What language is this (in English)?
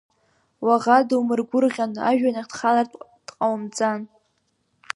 Abkhazian